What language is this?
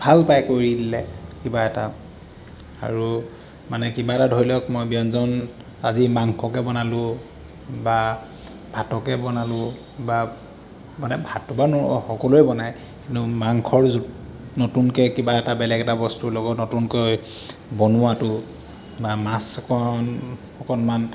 Assamese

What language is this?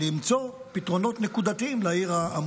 Hebrew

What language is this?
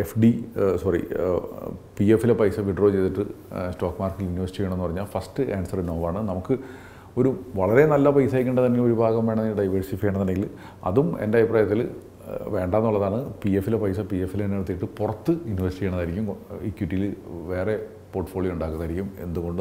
Malayalam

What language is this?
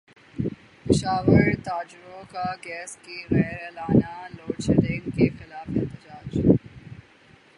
Urdu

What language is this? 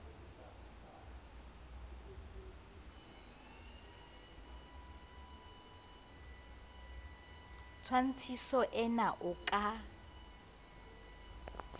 Southern Sotho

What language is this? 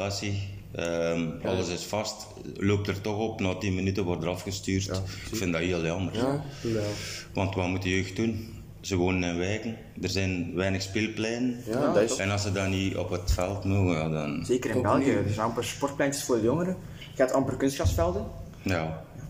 Dutch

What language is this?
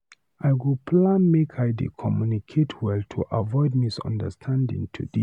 Nigerian Pidgin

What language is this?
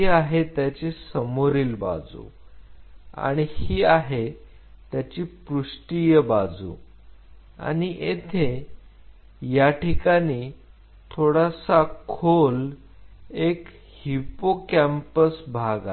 Marathi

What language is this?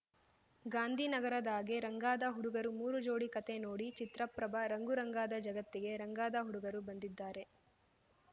Kannada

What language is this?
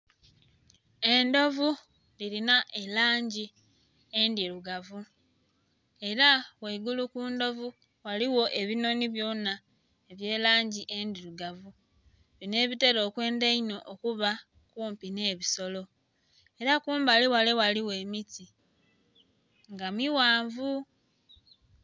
Soga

